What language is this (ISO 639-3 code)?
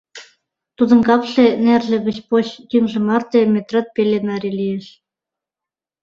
chm